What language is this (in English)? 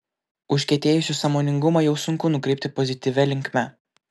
Lithuanian